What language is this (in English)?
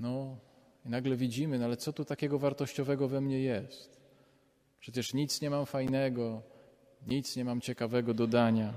Polish